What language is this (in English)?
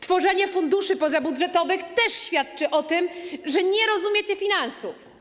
Polish